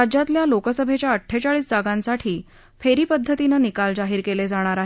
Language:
Marathi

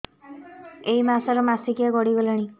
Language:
Odia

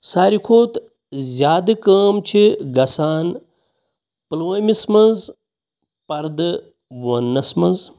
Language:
Kashmiri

